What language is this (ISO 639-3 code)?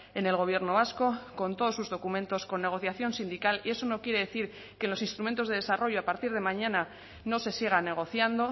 spa